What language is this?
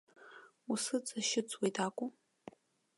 Abkhazian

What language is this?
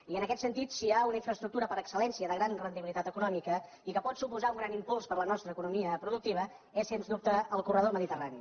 Catalan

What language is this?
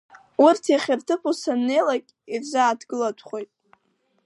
Abkhazian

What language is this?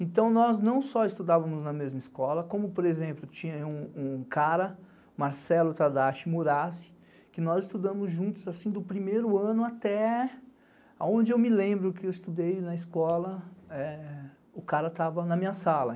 Portuguese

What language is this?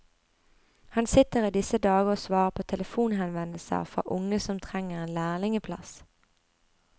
Norwegian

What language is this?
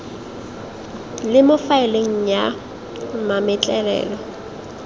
Tswana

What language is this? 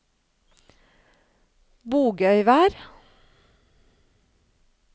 Norwegian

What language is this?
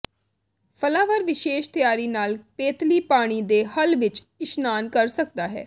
Punjabi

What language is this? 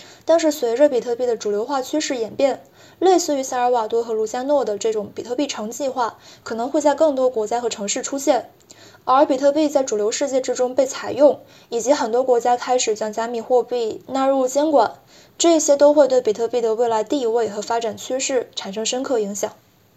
Chinese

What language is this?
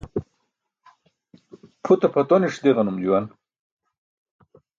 Burushaski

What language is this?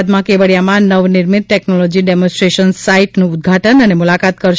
Gujarati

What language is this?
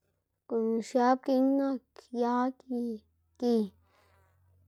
Xanaguía Zapotec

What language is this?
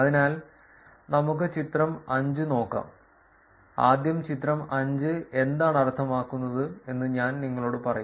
Malayalam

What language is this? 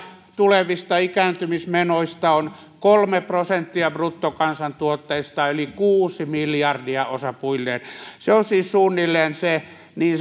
Finnish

